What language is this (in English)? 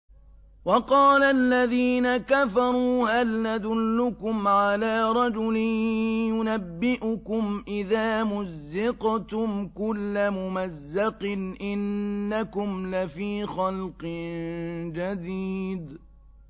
Arabic